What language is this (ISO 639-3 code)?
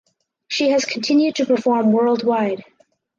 eng